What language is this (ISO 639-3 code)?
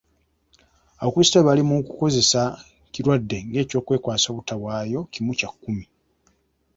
lug